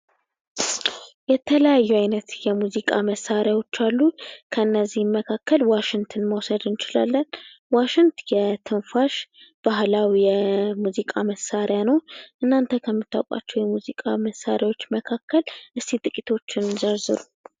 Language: Amharic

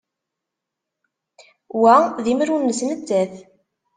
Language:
Kabyle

